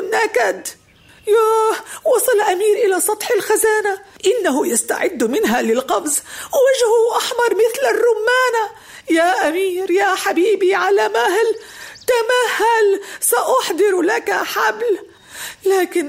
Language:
Arabic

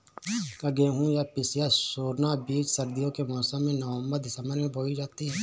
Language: Hindi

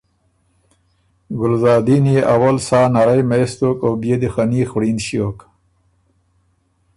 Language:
Ormuri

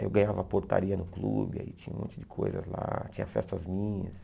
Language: Portuguese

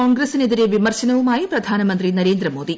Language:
Malayalam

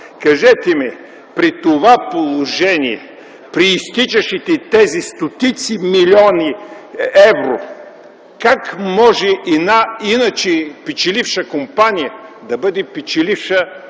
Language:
Bulgarian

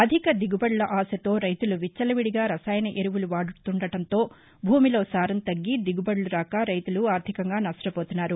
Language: Telugu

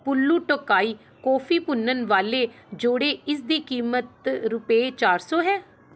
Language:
Punjabi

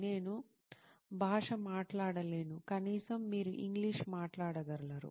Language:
Telugu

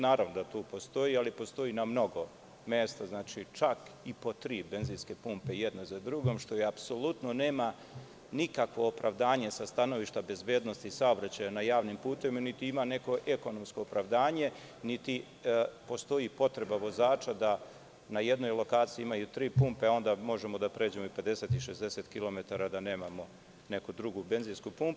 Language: Serbian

